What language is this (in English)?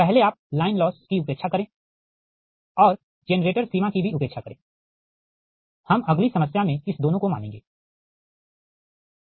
Hindi